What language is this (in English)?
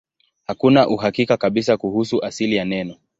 Swahili